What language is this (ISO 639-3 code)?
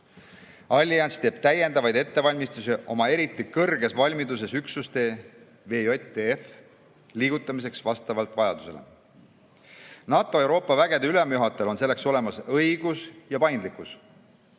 est